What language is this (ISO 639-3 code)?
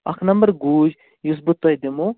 kas